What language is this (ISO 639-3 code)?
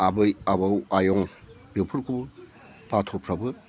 brx